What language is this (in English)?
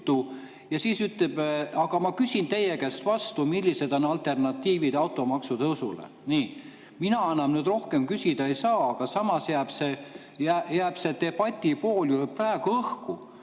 Estonian